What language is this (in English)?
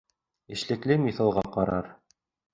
Bashkir